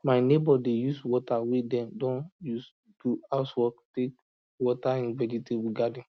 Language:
Nigerian Pidgin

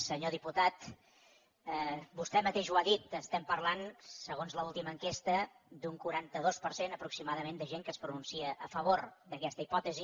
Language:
Catalan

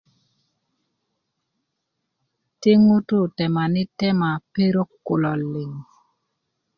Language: Kuku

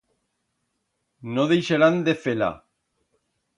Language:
Aragonese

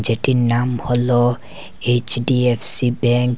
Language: Bangla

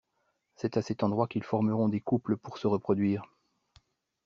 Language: French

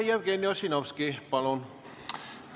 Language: Estonian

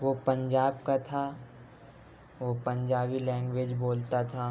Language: Urdu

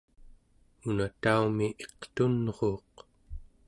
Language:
Central Yupik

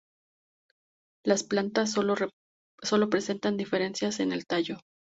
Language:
Spanish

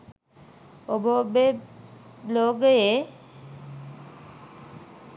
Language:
Sinhala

